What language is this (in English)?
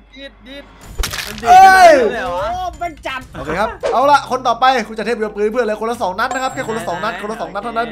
Thai